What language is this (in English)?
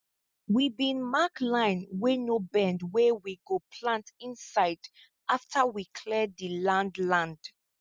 Nigerian Pidgin